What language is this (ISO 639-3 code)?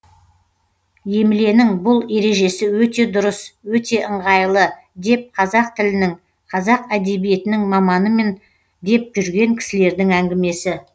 kaz